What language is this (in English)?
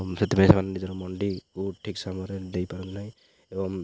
Odia